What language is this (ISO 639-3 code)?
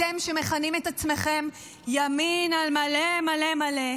heb